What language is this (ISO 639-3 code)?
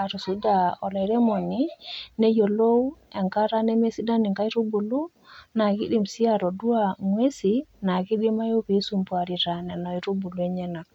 mas